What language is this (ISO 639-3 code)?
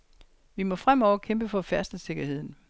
dan